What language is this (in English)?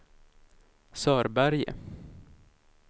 Swedish